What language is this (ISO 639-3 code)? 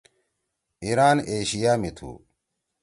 trw